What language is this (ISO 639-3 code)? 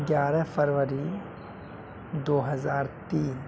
urd